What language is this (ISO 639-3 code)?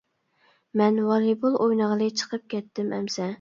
uig